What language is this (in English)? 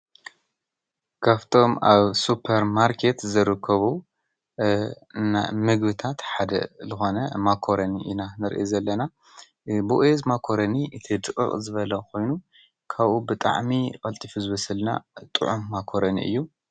Tigrinya